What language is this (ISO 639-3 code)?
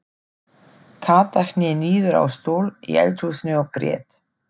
isl